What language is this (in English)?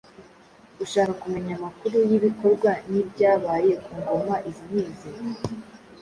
Kinyarwanda